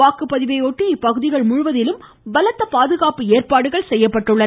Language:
Tamil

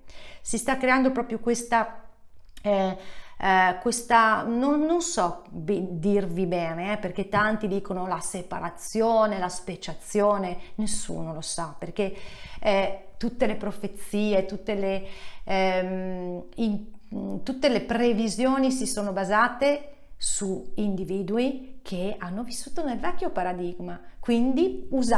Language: Italian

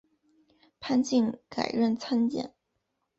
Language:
Chinese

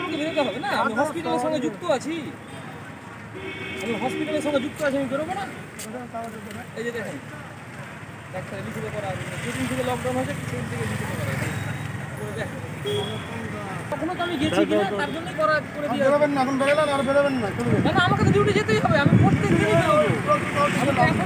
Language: Turkish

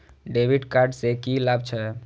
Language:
Maithili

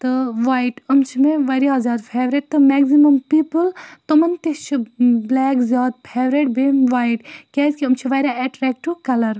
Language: Kashmiri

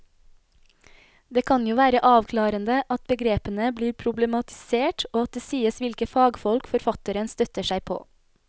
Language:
Norwegian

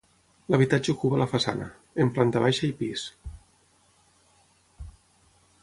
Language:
Catalan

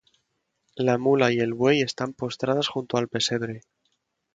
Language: Spanish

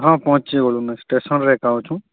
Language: Odia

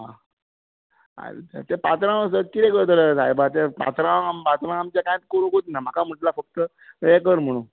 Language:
Konkani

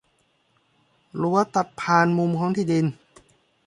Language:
Thai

